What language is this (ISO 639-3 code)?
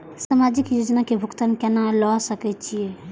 mai